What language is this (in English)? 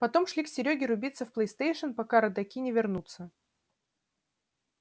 Russian